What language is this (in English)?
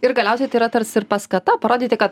Lithuanian